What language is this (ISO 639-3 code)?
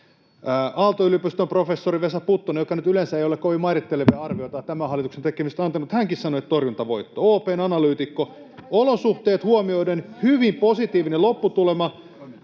fin